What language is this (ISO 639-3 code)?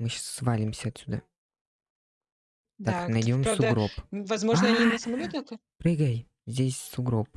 rus